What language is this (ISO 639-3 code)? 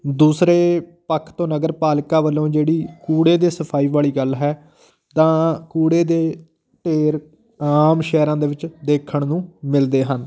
pan